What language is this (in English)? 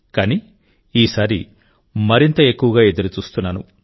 Telugu